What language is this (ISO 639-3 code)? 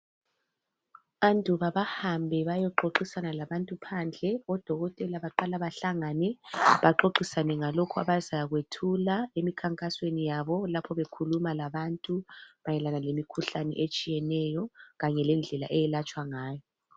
nde